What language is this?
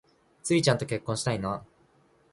Japanese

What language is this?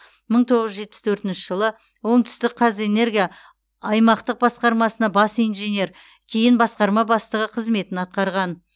Kazakh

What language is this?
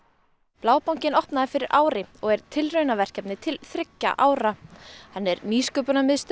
Icelandic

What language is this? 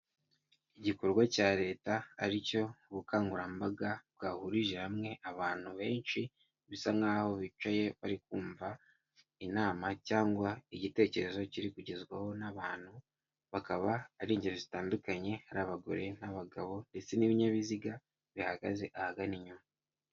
Kinyarwanda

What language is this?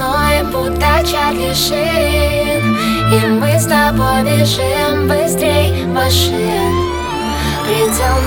Russian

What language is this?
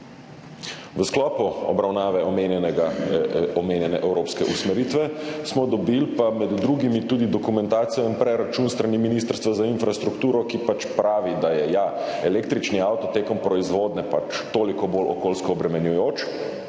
Slovenian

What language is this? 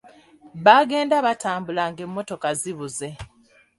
Ganda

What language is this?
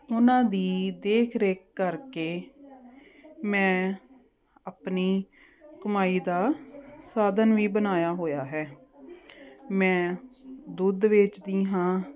Punjabi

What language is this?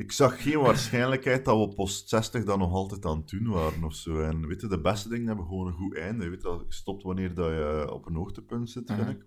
Dutch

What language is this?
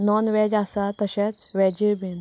Konkani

